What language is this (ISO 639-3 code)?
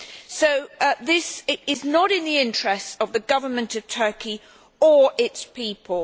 eng